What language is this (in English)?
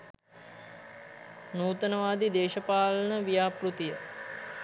Sinhala